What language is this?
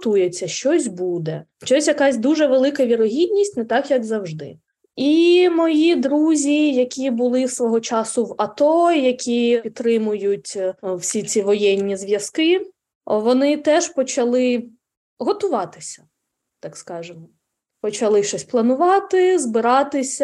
Ukrainian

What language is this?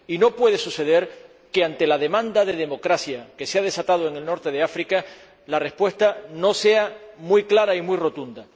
Spanish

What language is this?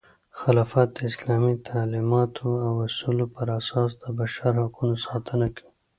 Pashto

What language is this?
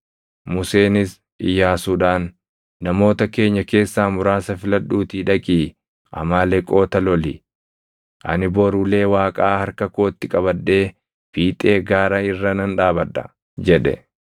Oromo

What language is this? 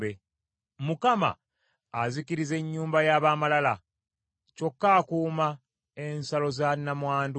Ganda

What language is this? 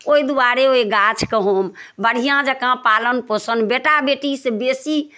Maithili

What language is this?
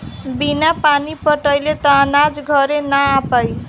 Bhojpuri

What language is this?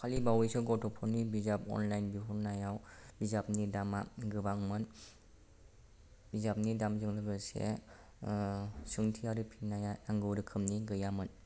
Bodo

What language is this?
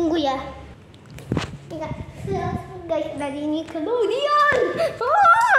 Indonesian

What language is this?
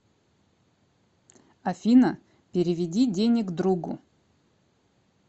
Russian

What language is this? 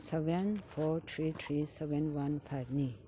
Manipuri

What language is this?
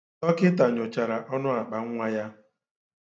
Igbo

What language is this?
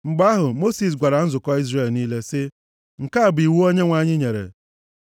Igbo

